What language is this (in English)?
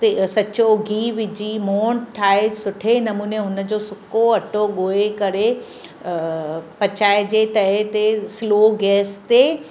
Sindhi